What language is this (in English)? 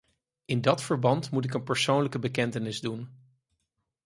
Dutch